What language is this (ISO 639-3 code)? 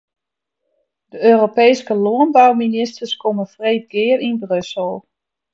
fry